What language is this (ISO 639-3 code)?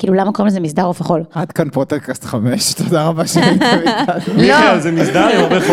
heb